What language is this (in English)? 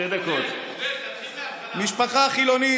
Hebrew